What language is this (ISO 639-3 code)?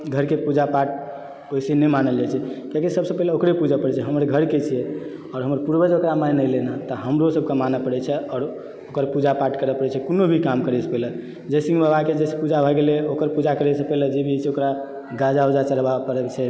mai